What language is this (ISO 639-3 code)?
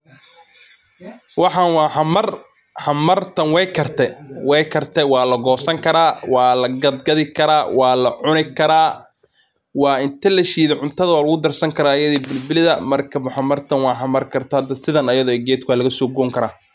som